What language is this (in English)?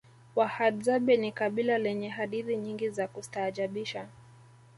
Swahili